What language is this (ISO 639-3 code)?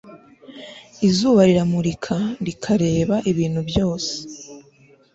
kin